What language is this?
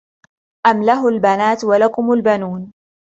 Arabic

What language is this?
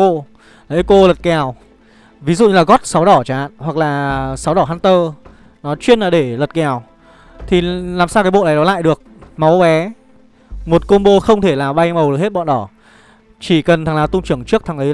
Vietnamese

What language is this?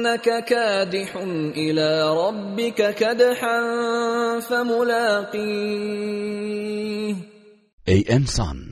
Persian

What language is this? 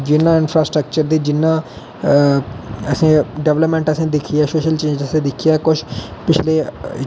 Dogri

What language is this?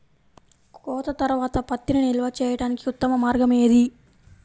Telugu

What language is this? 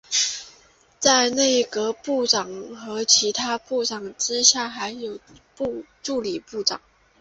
Chinese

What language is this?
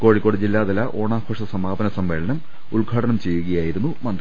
Malayalam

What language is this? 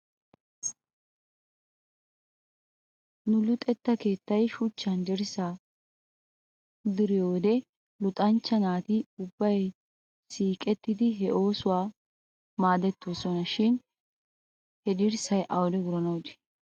Wolaytta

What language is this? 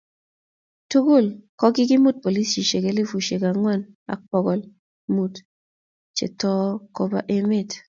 Kalenjin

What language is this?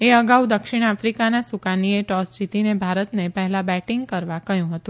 Gujarati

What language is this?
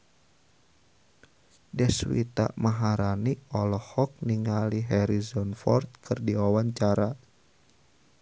Sundanese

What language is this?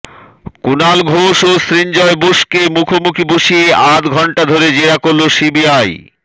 Bangla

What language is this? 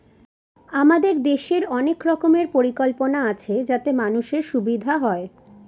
Bangla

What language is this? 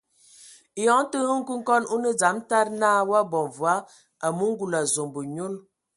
Ewondo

